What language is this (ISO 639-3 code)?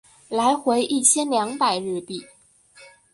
zho